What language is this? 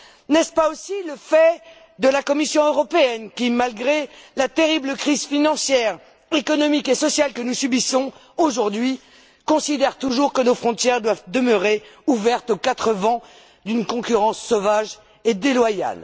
French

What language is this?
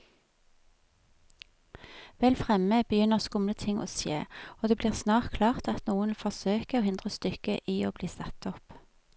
Norwegian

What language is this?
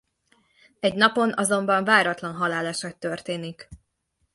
Hungarian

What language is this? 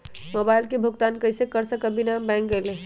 Magahi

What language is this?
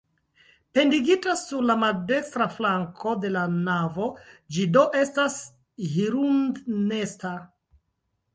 Esperanto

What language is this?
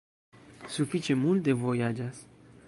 Esperanto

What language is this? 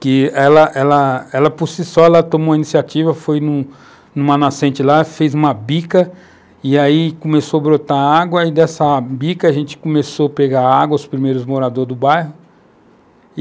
Portuguese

